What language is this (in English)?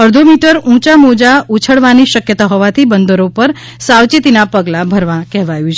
Gujarati